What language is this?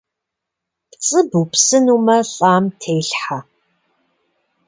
Kabardian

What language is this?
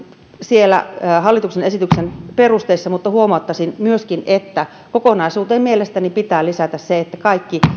Finnish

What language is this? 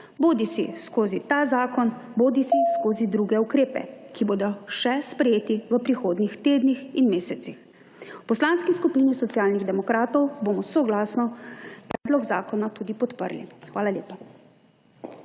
Slovenian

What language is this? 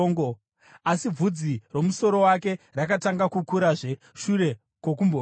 Shona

